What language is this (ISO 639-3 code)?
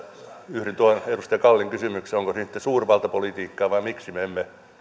fin